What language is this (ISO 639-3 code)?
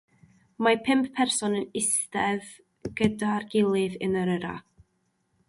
cym